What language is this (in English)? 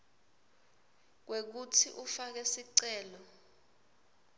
Swati